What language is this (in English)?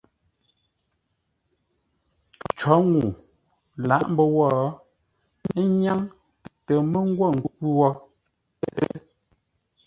Ngombale